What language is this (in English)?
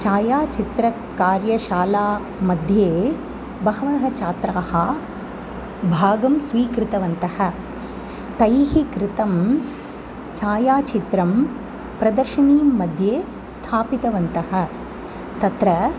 Sanskrit